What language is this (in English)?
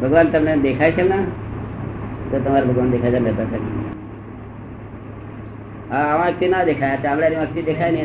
Gujarati